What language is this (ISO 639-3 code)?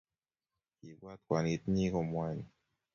kln